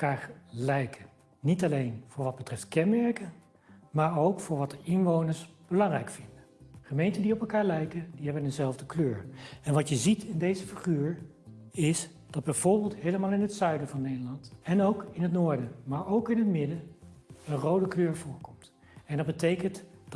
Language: Dutch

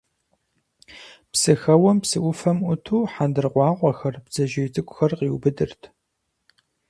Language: Kabardian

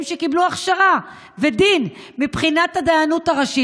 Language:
Hebrew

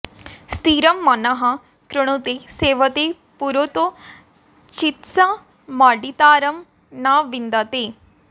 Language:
Sanskrit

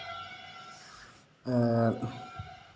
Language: Santali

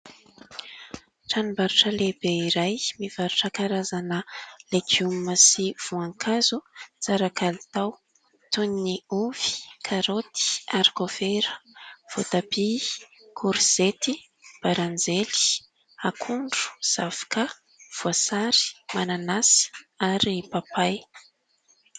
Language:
Malagasy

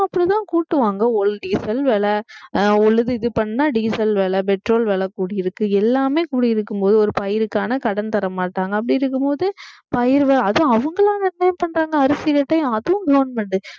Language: Tamil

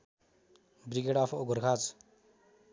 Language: Nepali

